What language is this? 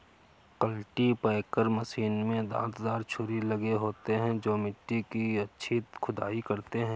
Hindi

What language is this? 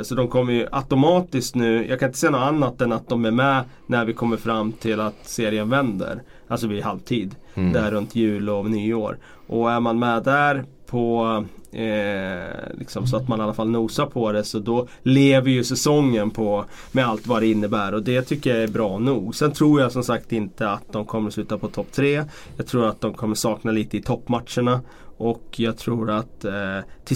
Swedish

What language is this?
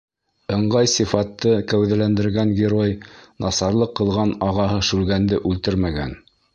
Bashkir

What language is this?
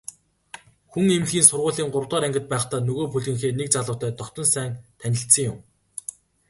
Mongolian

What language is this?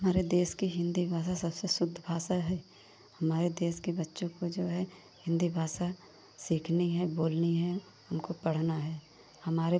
Hindi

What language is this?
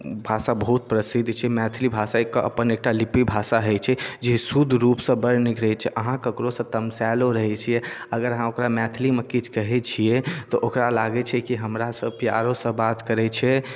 Maithili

